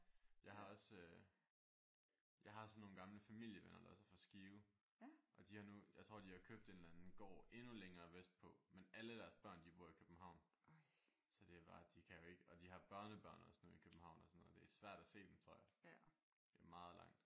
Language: Danish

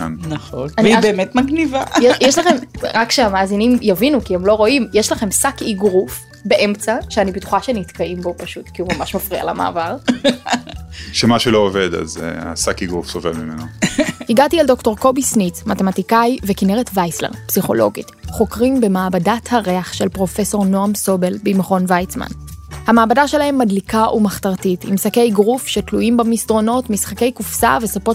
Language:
Hebrew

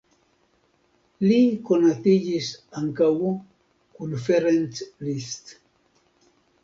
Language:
Esperanto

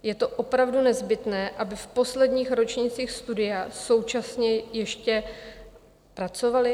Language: Czech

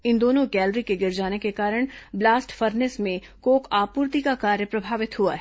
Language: Hindi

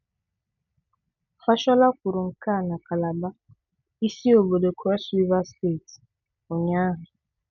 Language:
Igbo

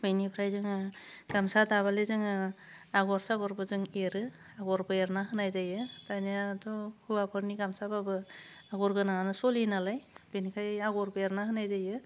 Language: Bodo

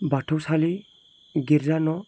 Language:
Bodo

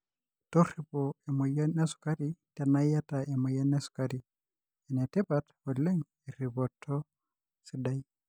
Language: Masai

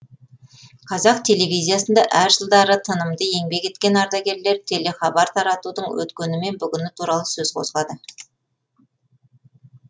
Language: Kazakh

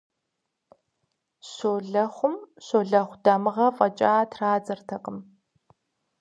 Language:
Kabardian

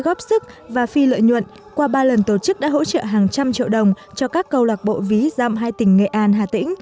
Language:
Vietnamese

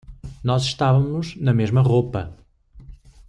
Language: Portuguese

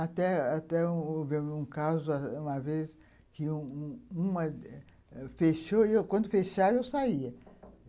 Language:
Portuguese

